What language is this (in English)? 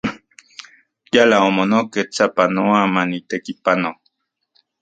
Central Puebla Nahuatl